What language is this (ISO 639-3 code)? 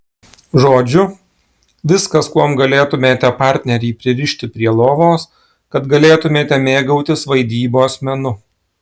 lit